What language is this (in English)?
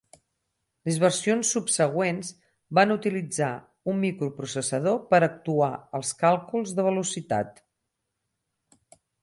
Catalan